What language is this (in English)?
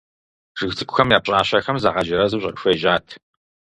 Kabardian